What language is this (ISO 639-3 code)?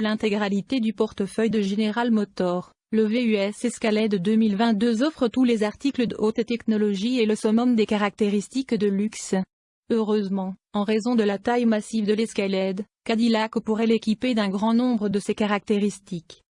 fra